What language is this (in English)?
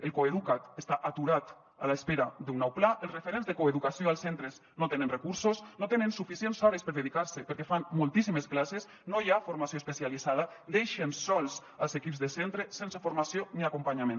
Catalan